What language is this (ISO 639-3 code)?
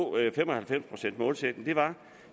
dan